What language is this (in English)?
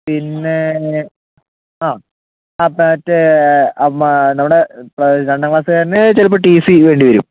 Malayalam